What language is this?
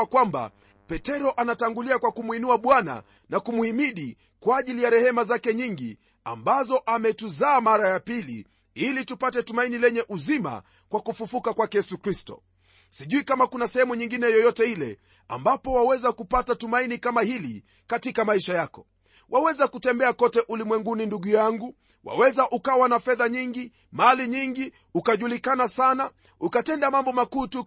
Swahili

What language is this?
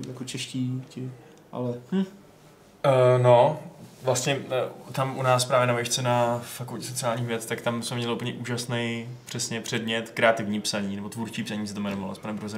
Czech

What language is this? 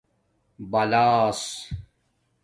Domaaki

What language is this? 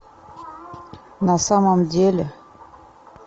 Russian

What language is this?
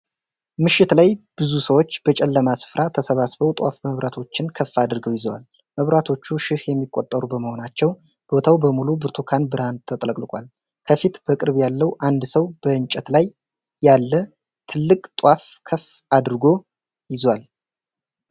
Amharic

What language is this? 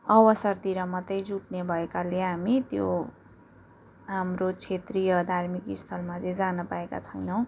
Nepali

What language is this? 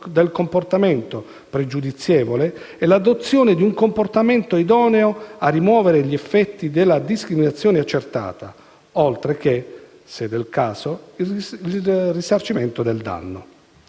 Italian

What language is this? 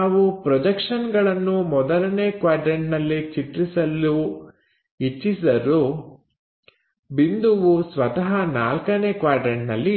Kannada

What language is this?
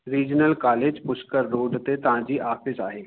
Sindhi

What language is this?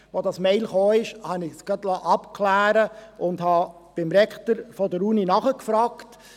Swiss German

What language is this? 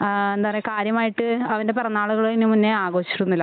Malayalam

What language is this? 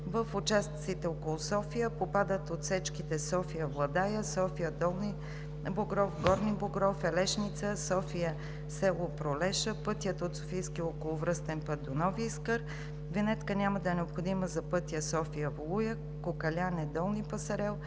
Bulgarian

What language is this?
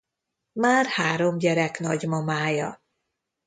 Hungarian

